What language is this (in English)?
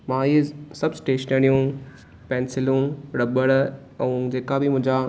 Sindhi